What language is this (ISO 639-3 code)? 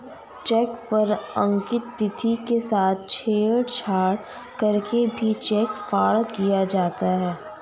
hin